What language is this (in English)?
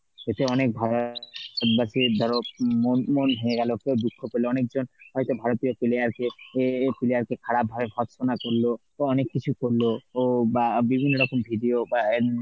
Bangla